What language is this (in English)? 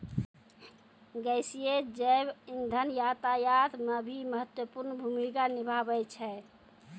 Maithili